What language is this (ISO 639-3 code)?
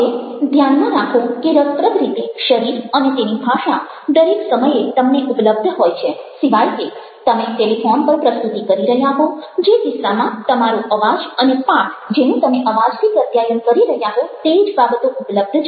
guj